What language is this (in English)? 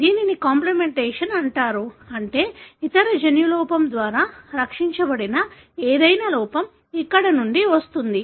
Telugu